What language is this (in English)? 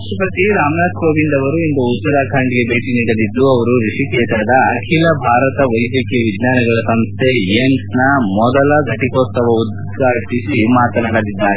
Kannada